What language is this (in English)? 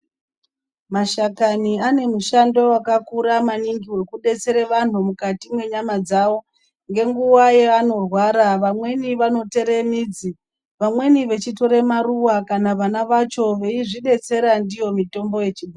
Ndau